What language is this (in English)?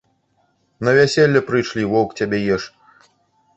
Belarusian